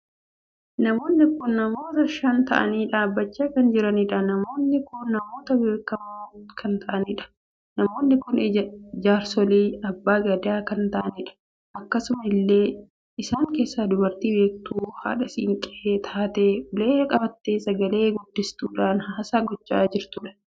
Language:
Oromo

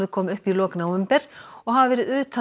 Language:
Icelandic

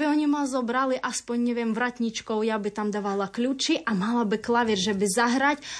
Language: Slovak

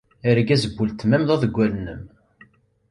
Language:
Kabyle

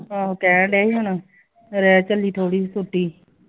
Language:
Punjabi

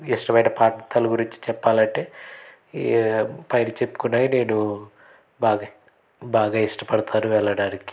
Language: Telugu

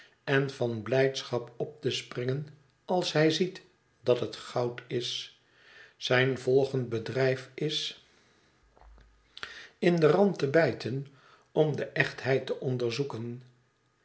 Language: Dutch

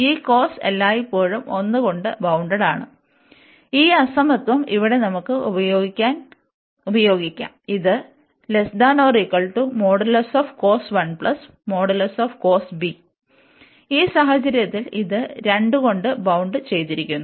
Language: Malayalam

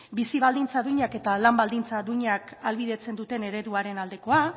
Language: Basque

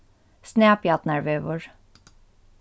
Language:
Faroese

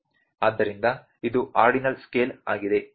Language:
Kannada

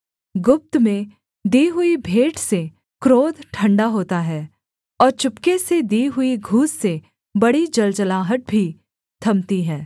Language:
Hindi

